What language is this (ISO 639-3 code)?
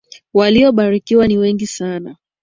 swa